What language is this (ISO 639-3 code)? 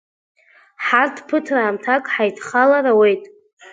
abk